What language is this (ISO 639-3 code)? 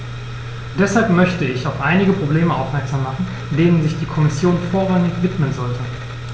deu